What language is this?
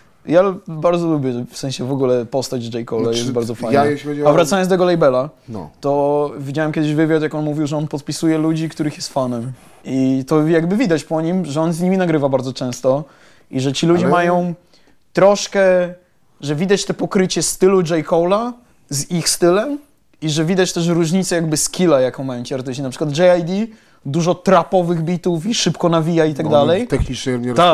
Polish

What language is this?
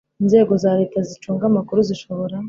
Kinyarwanda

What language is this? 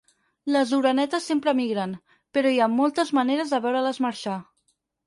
Catalan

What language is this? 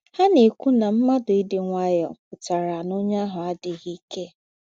Igbo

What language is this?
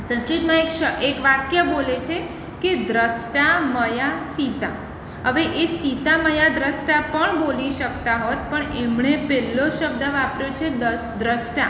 Gujarati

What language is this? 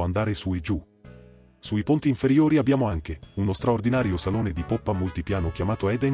Italian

